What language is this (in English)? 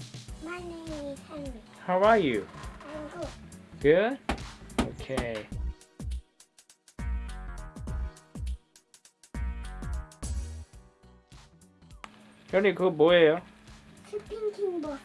Korean